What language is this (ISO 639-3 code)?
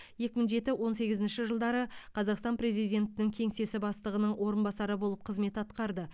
kaz